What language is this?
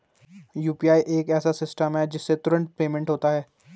Hindi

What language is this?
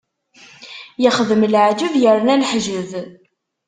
Kabyle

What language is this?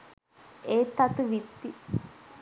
Sinhala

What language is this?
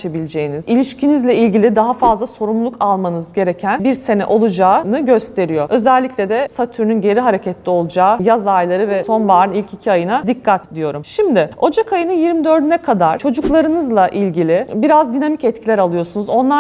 Turkish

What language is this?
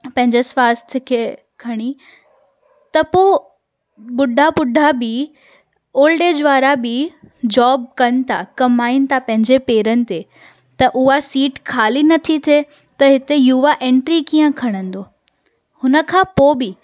Sindhi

